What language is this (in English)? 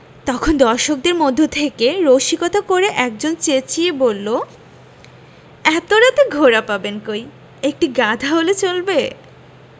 Bangla